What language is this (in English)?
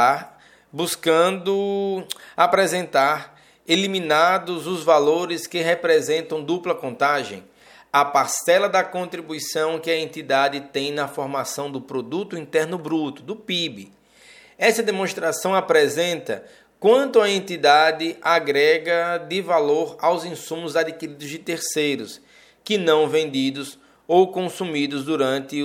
Portuguese